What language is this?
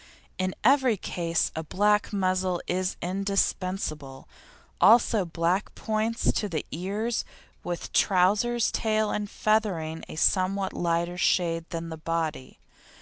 English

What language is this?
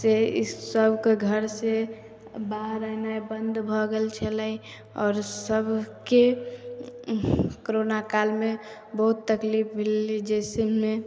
Maithili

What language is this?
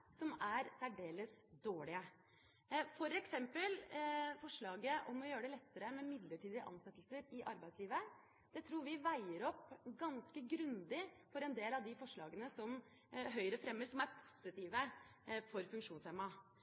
Norwegian Bokmål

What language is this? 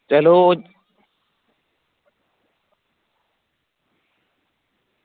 Dogri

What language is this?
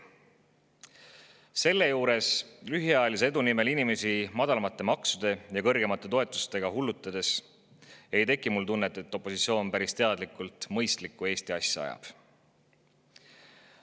Estonian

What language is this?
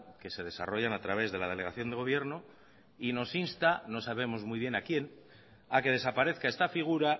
Spanish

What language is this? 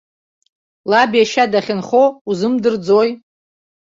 Abkhazian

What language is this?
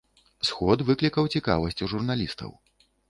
Belarusian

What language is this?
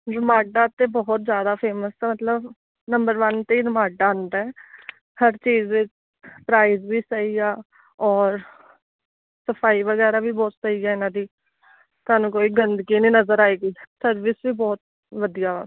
Punjabi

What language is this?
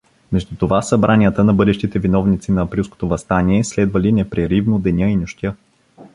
Bulgarian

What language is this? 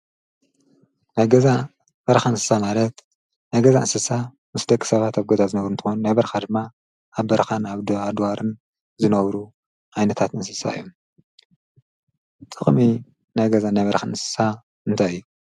Tigrinya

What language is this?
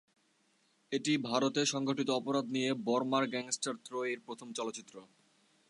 Bangla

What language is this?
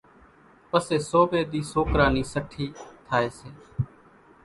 Kachi Koli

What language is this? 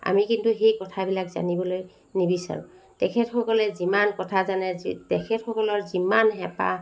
Assamese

